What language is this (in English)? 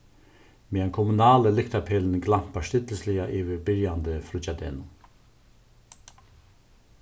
Faroese